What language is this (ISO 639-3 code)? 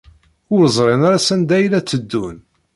kab